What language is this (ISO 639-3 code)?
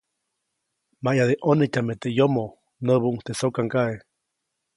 zoc